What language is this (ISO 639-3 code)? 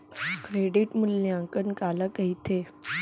hne